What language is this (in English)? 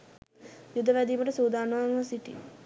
Sinhala